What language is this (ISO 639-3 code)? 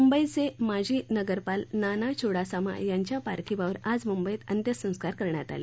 mar